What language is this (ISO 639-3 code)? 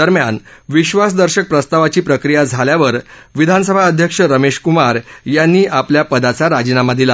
mar